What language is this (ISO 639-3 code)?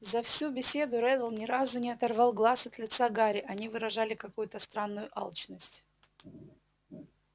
rus